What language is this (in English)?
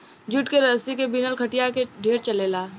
Bhojpuri